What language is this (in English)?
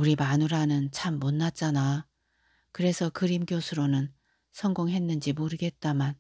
Korean